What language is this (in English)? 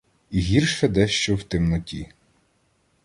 Ukrainian